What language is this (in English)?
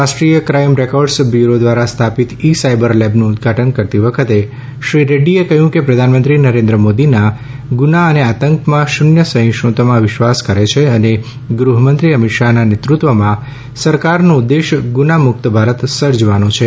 Gujarati